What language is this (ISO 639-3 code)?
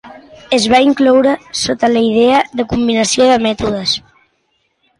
cat